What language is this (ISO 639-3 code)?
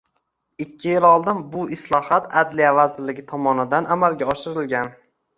uzb